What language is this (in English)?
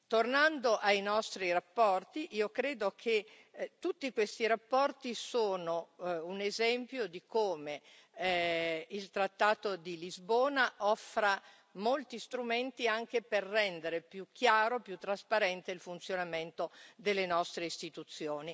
Italian